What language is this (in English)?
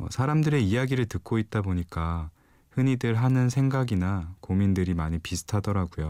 Korean